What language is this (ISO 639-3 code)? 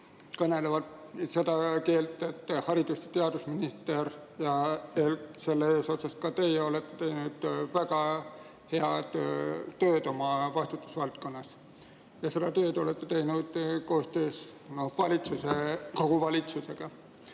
est